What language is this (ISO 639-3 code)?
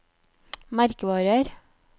nor